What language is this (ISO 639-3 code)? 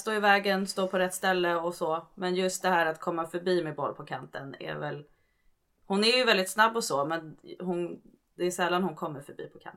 swe